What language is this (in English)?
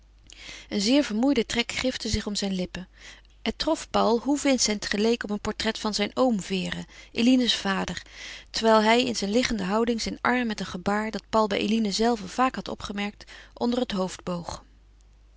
Dutch